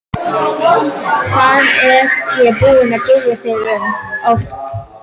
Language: Icelandic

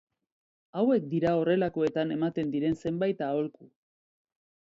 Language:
Basque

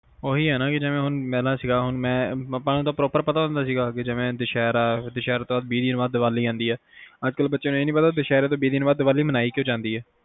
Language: Punjabi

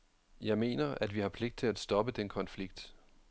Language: Danish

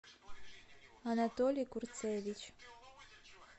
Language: Russian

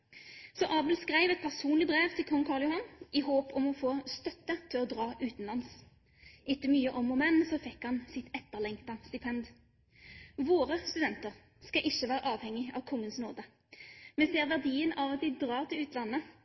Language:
Norwegian Bokmål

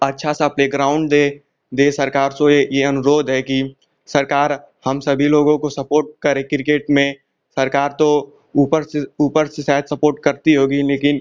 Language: Hindi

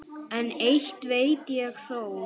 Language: Icelandic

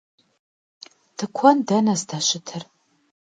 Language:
Kabardian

